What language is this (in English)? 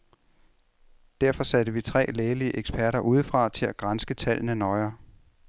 Danish